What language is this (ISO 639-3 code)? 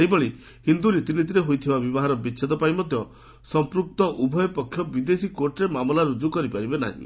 ori